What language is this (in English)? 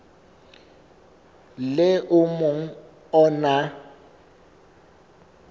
Southern Sotho